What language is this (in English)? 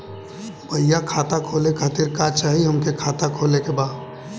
Bhojpuri